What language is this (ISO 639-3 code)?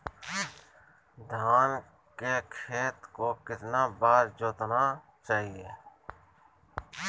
mag